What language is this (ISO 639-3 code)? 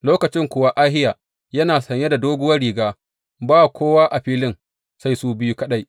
hau